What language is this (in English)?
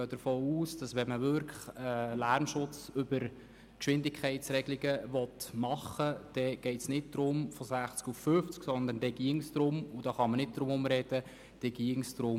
Swiss German